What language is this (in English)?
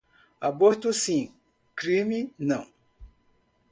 Portuguese